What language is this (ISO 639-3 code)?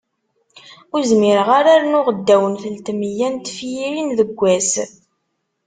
kab